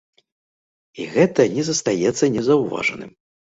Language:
Belarusian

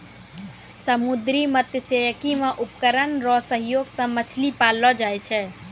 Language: Maithili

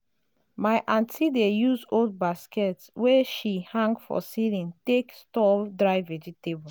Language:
Nigerian Pidgin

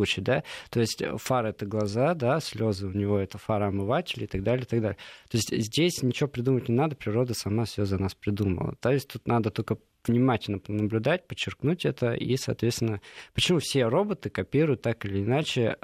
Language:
Russian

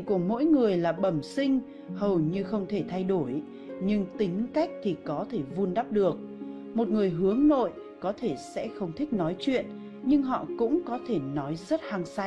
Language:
Vietnamese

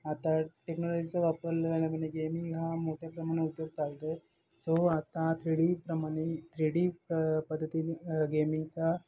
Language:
Marathi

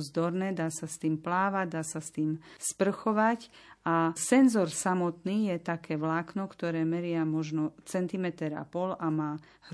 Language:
Slovak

